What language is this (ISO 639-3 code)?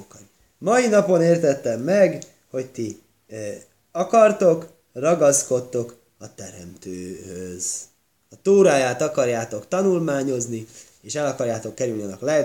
hun